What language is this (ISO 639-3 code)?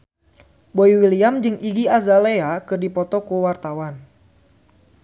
sun